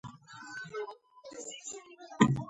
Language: Georgian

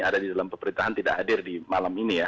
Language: Indonesian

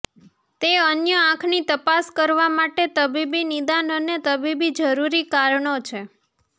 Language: Gujarati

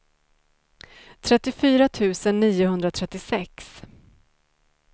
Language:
Swedish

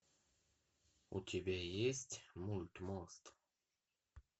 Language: Russian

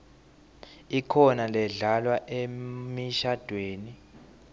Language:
Swati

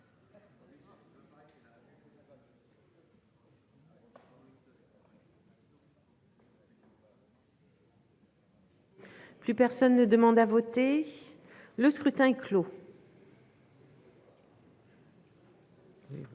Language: French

